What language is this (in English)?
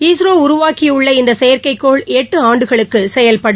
Tamil